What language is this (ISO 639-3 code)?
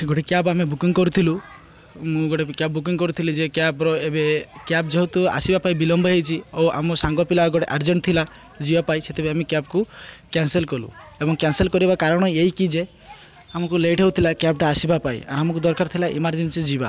ori